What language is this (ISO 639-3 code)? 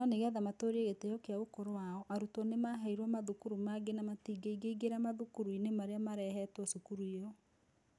kik